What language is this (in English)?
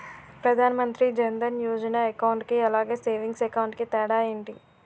Telugu